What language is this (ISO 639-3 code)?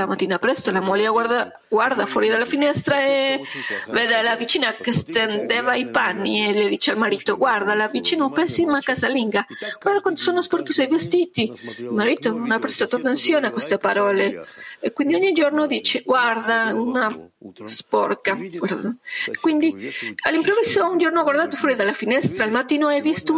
ita